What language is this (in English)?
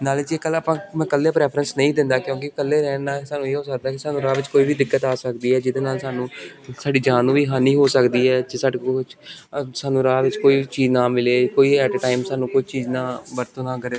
Punjabi